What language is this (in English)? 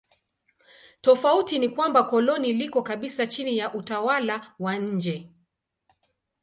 Swahili